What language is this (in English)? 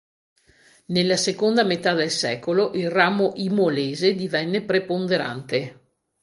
Italian